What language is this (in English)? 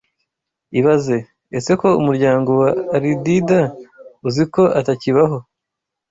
Kinyarwanda